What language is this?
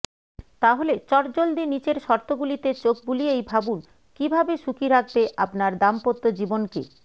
Bangla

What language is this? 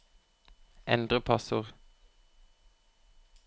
Norwegian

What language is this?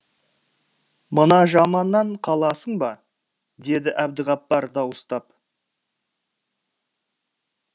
Kazakh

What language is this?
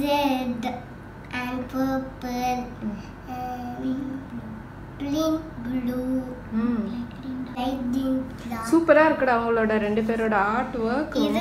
Romanian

